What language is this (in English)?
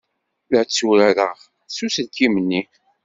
Kabyle